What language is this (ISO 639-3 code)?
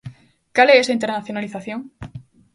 glg